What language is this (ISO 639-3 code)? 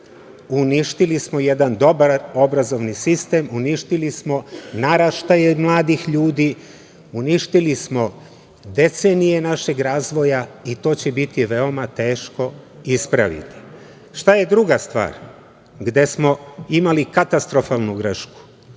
srp